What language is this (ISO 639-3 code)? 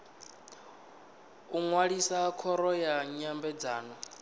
ven